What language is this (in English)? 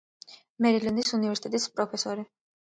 Georgian